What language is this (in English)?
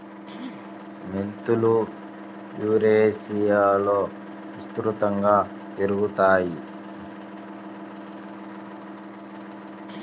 Telugu